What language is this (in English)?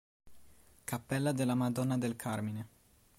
Italian